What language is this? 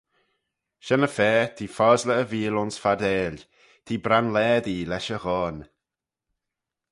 Manx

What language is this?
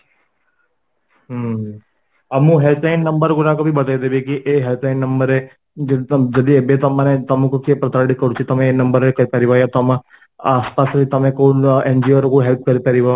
Odia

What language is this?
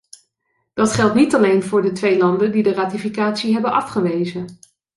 Dutch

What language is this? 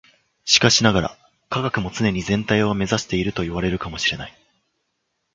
Japanese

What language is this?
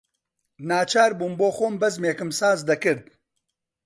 Central Kurdish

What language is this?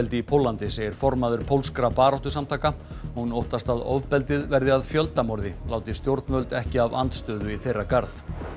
Icelandic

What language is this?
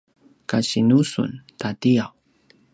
Paiwan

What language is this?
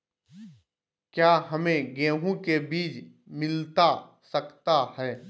Magahi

